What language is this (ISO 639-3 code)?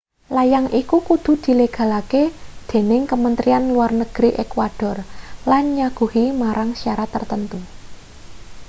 jav